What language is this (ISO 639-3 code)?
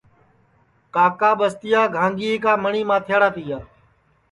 ssi